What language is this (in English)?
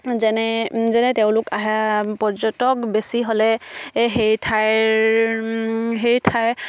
Assamese